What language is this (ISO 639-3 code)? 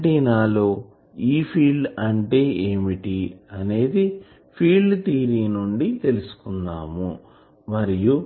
tel